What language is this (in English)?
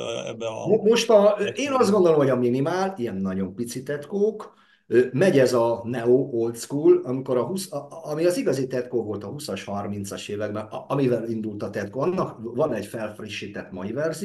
Hungarian